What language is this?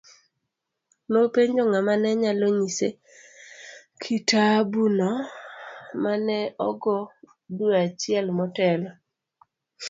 Luo (Kenya and Tanzania)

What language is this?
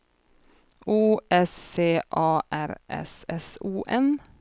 Swedish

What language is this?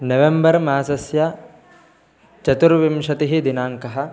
Sanskrit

